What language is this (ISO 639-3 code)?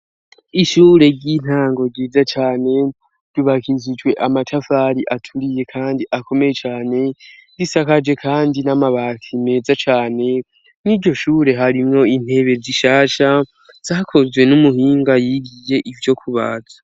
run